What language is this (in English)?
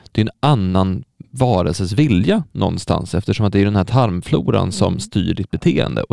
Swedish